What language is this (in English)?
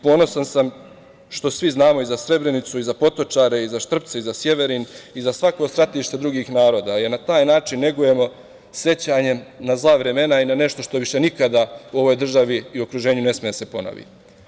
Serbian